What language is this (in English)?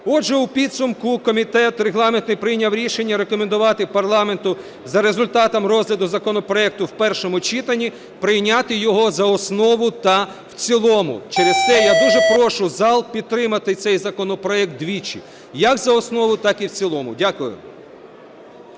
Ukrainian